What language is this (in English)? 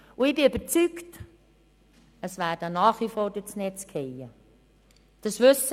Swiss German